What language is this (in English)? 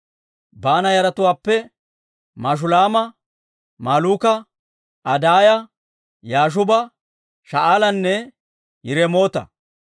Dawro